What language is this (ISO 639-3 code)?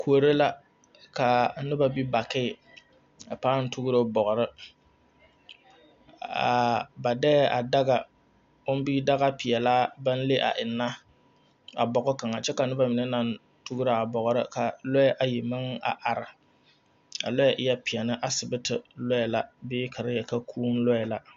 dga